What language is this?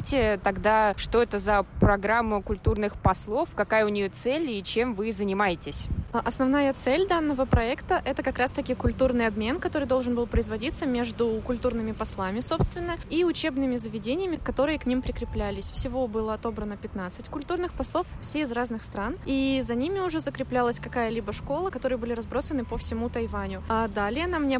Russian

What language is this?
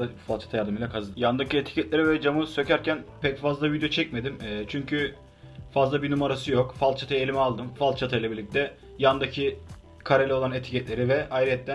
Turkish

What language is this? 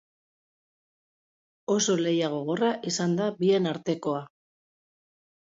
Basque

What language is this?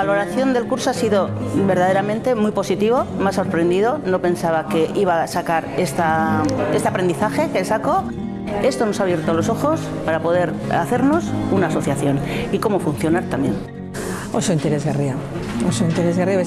Basque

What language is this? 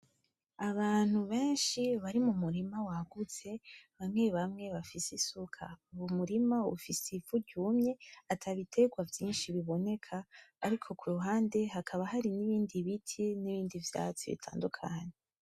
Rundi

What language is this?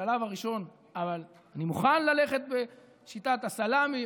Hebrew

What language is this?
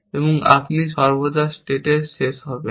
Bangla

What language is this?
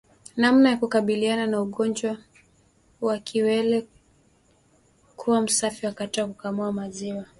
Swahili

